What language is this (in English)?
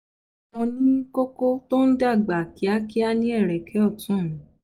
Yoruba